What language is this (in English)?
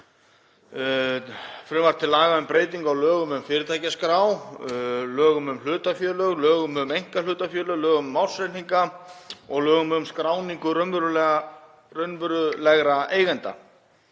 Icelandic